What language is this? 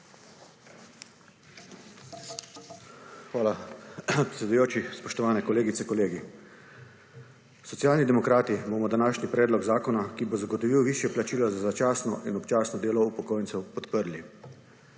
Slovenian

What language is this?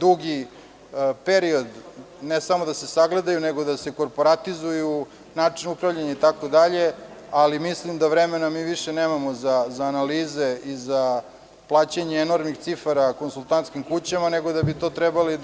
Serbian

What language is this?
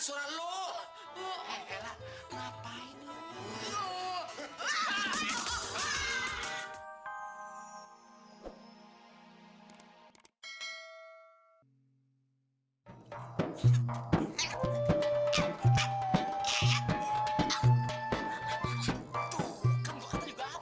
Indonesian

